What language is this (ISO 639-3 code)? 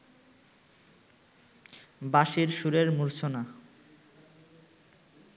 ben